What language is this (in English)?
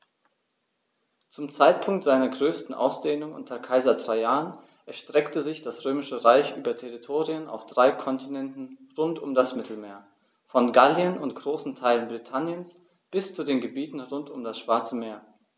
German